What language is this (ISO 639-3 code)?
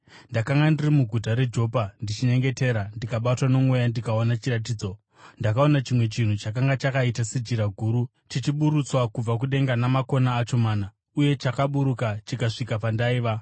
sna